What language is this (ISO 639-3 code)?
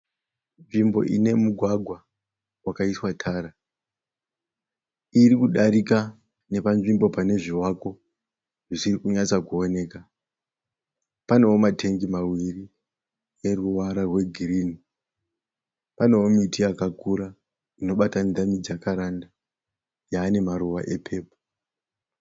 sna